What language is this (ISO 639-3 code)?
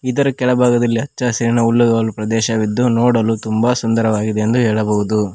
kan